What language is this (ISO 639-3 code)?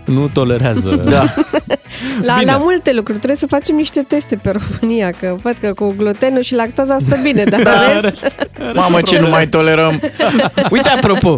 ron